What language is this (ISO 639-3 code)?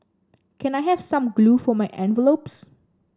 eng